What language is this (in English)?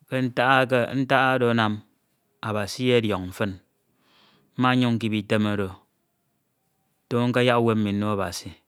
Ito